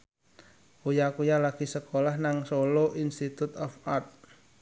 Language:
Javanese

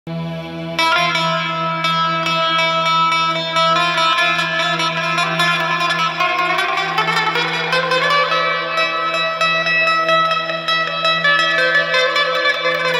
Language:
Arabic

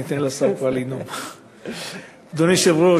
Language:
Hebrew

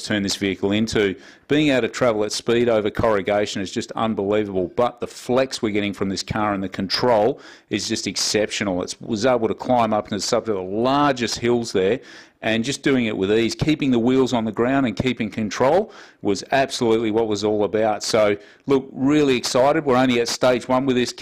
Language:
English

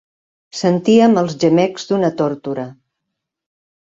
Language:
Catalan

